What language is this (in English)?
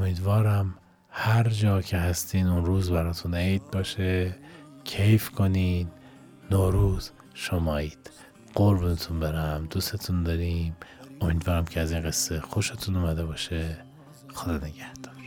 Persian